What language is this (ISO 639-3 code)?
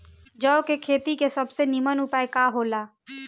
bho